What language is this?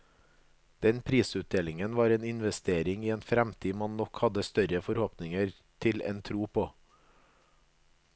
Norwegian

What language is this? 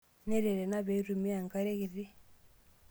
Masai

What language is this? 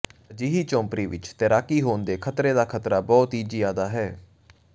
Punjabi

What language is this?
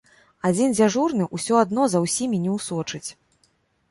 Belarusian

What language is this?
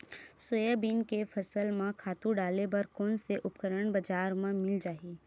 Chhattisgarhi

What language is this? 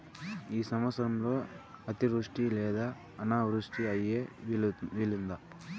Telugu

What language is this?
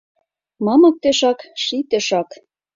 Mari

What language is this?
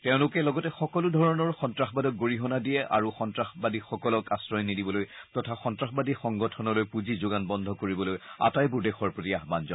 Assamese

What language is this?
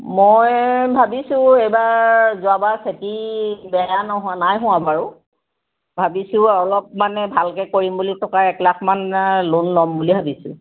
Assamese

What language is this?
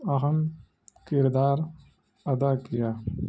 Urdu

